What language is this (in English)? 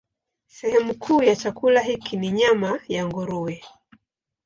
Swahili